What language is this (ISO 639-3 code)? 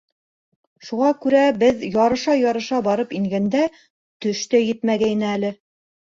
bak